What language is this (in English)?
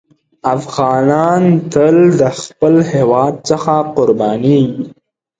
Pashto